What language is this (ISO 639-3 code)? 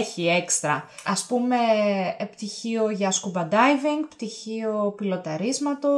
ell